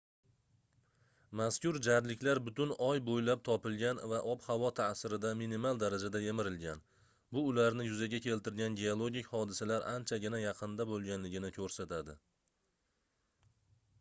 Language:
Uzbek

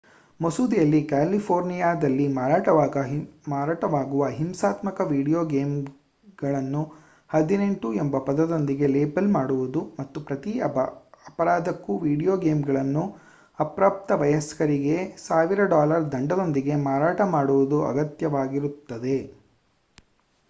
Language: Kannada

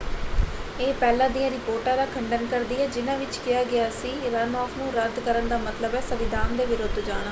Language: Punjabi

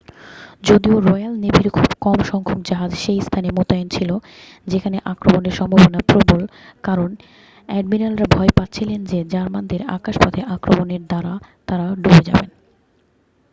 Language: Bangla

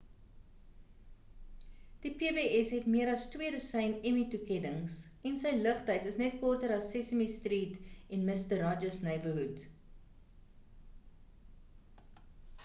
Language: Afrikaans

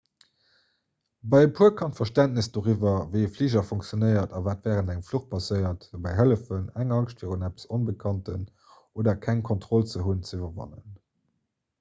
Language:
Luxembourgish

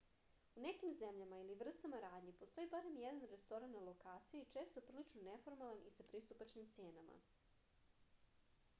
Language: Serbian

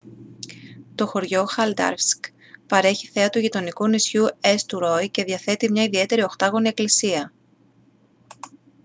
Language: Greek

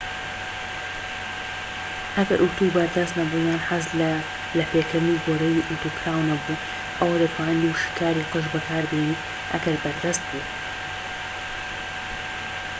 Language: Central Kurdish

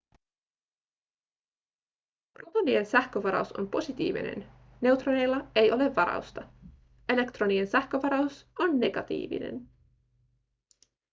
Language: Finnish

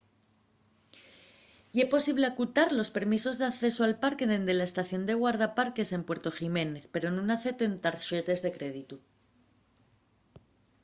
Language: Asturian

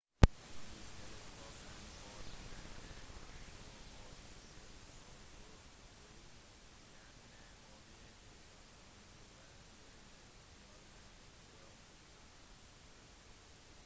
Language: Norwegian Bokmål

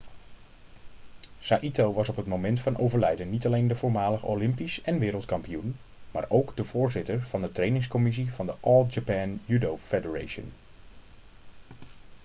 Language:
Dutch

